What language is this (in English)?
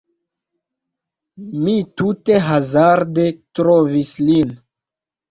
Esperanto